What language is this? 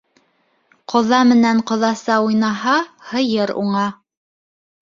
Bashkir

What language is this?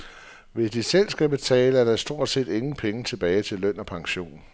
Danish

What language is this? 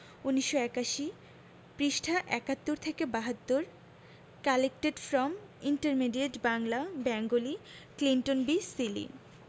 Bangla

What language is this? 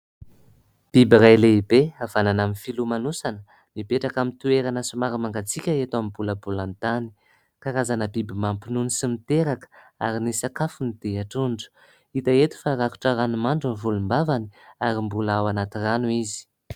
Malagasy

